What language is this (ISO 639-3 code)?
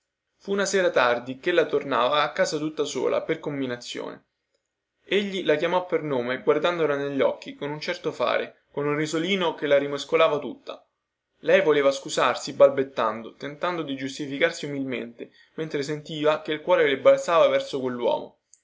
ita